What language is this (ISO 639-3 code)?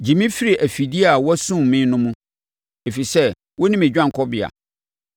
aka